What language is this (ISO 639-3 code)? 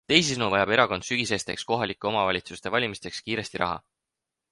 est